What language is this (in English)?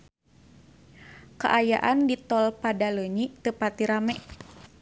Sundanese